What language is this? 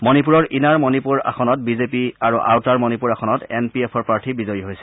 Assamese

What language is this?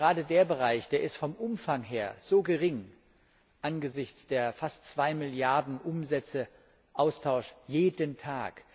German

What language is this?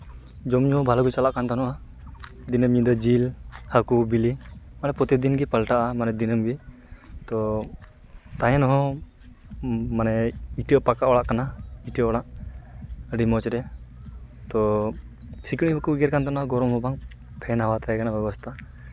Santali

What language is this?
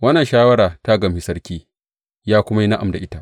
Hausa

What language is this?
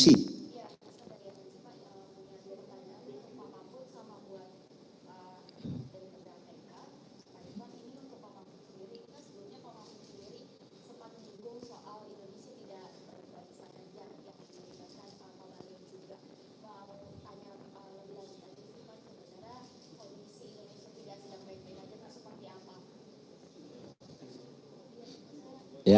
Indonesian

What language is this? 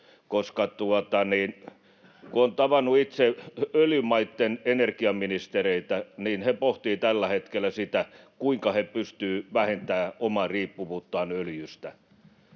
Finnish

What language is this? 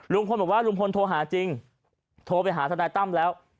Thai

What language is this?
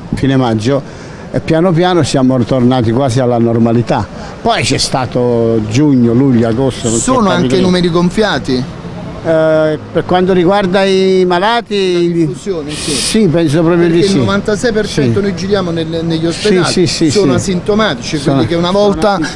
Italian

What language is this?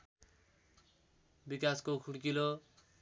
Nepali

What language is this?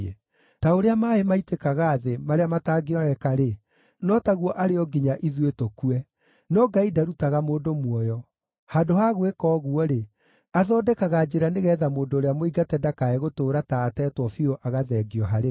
Kikuyu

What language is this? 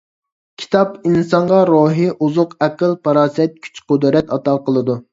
Uyghur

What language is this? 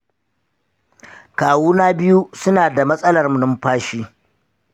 Hausa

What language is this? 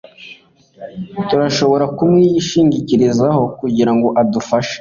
Kinyarwanda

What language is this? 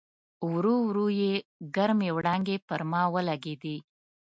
Pashto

